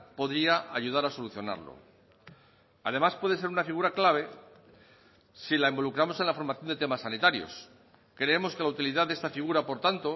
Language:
Spanish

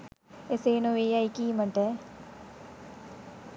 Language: Sinhala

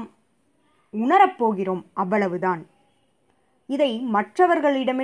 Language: Tamil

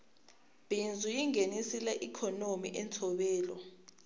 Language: Tsonga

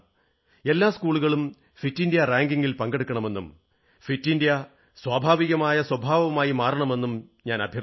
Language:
Malayalam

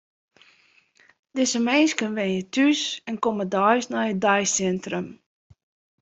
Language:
Western Frisian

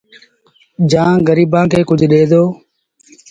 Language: Sindhi Bhil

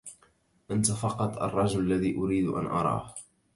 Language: Arabic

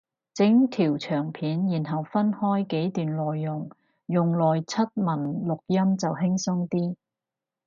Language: Cantonese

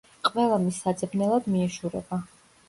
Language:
Georgian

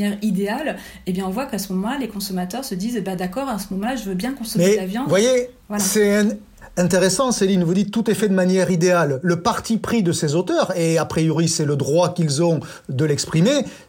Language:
French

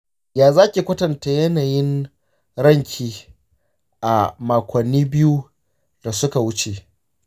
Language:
Hausa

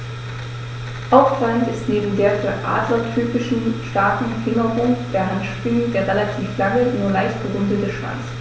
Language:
German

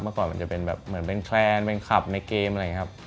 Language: Thai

